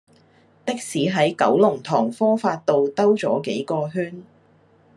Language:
Cantonese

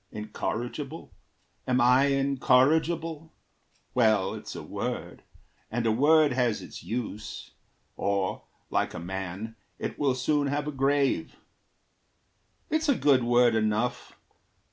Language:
English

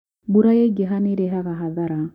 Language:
Kikuyu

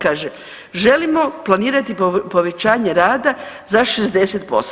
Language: Croatian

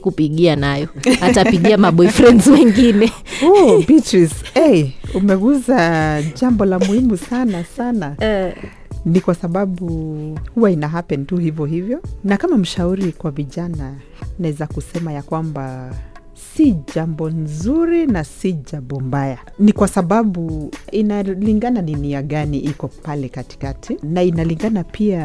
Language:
Swahili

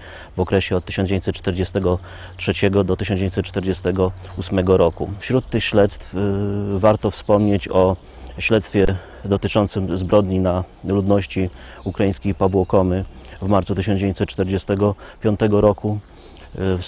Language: Polish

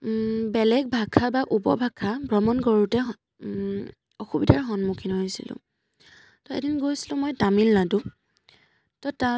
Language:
Assamese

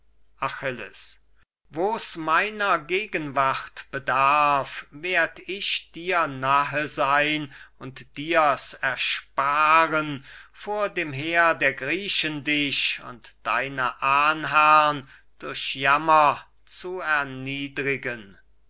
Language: German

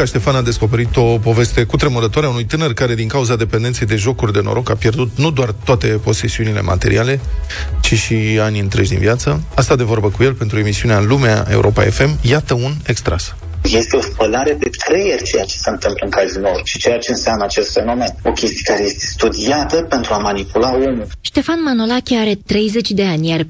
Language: Romanian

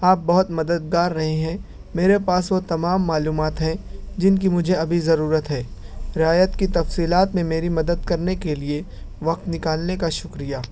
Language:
Urdu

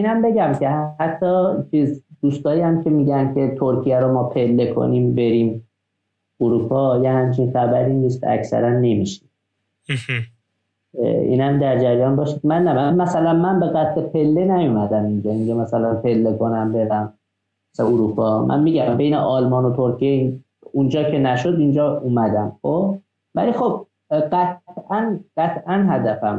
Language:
Persian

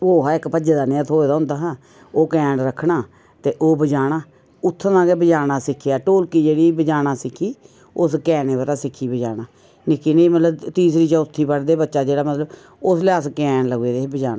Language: Dogri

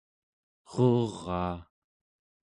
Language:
Central Yupik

